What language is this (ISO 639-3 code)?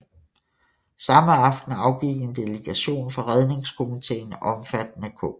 dan